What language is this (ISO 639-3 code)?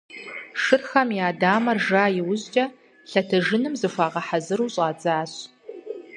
kbd